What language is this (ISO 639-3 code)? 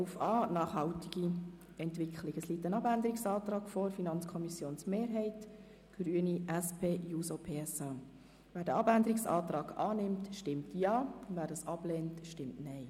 gsw